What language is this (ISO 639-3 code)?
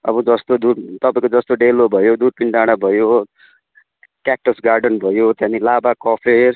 nep